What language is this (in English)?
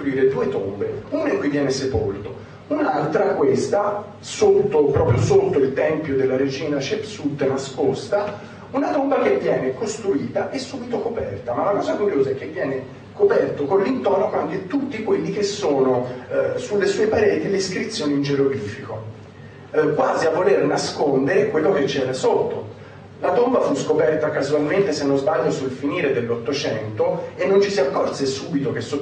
Italian